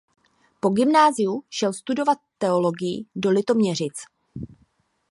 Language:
Czech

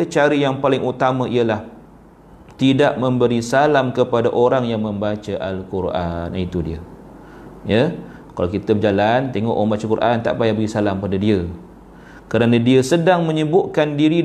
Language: Malay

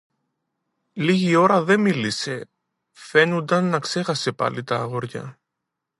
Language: Greek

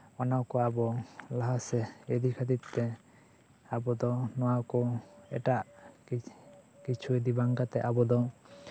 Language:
Santali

